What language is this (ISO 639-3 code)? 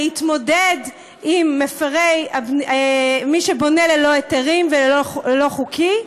heb